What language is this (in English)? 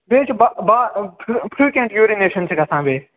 Kashmiri